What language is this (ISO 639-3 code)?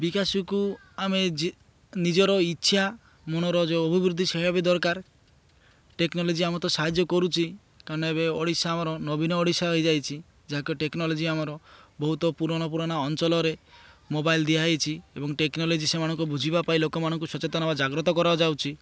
ori